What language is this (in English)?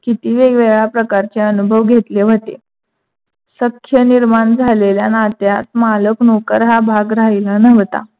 Marathi